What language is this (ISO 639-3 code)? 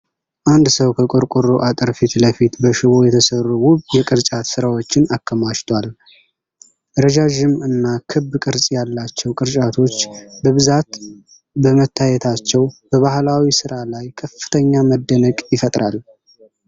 amh